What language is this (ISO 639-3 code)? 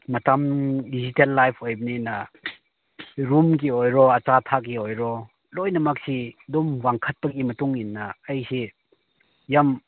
mni